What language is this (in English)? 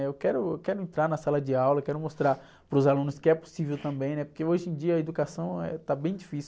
Portuguese